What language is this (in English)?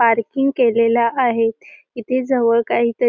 Marathi